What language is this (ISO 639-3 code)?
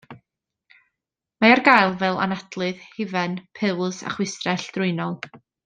cym